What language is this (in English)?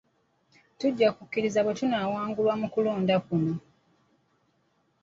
Ganda